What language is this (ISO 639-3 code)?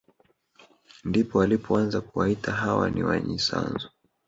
swa